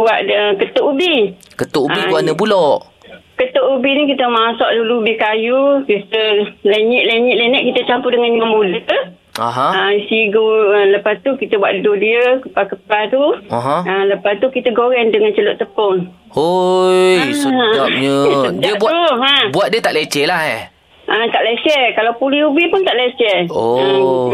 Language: Malay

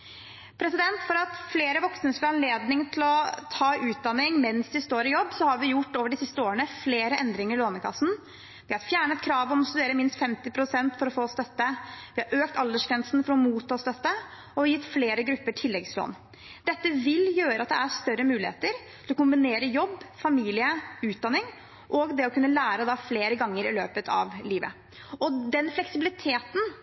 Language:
Norwegian Bokmål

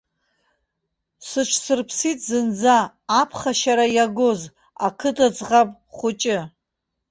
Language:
Abkhazian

